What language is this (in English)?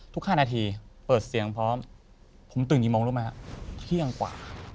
Thai